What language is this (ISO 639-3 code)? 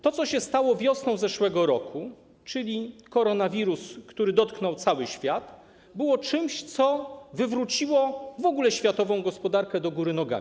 pol